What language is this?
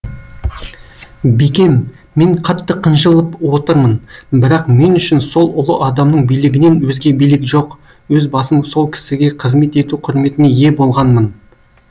Kazakh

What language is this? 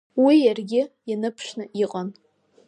Abkhazian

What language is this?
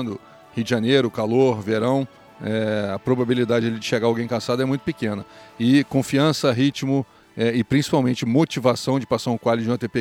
Portuguese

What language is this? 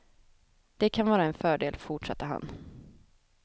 Swedish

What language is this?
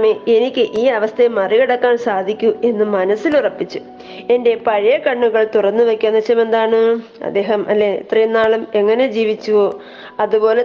Malayalam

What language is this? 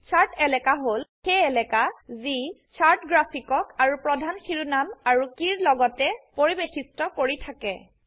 Assamese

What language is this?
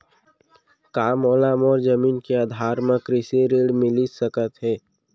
Chhattisgarhi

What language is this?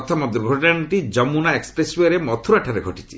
Odia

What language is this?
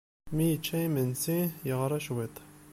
Kabyle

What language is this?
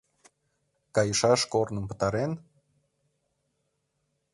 Mari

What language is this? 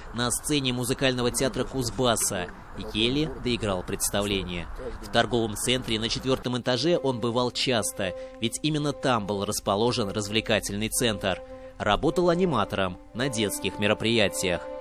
Russian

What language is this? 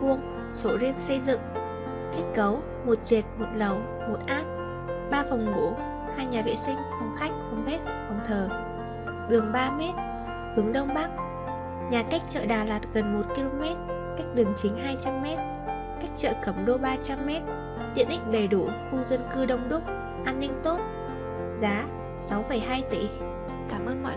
Vietnamese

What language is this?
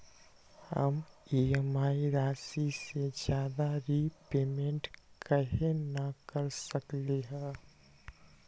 Magahi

